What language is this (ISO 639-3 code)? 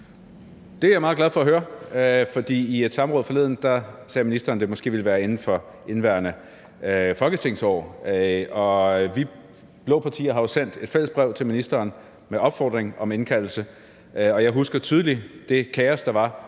dan